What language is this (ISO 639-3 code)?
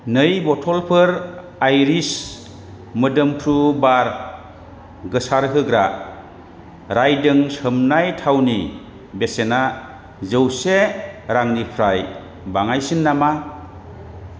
brx